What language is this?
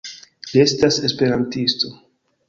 Esperanto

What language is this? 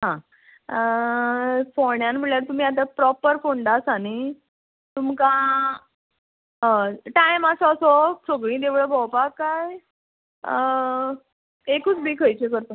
Konkani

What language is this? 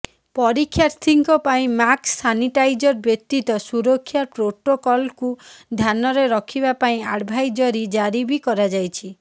Odia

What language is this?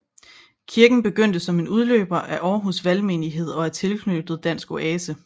Danish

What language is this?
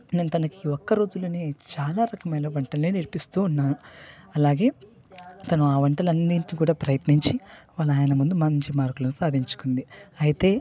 Telugu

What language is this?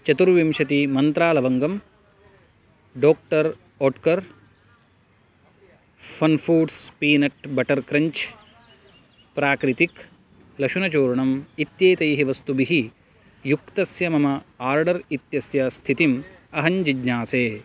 Sanskrit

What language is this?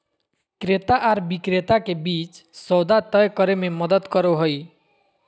Magahi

